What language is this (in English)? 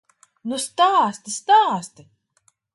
Latvian